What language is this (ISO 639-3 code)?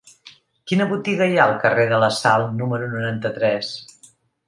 cat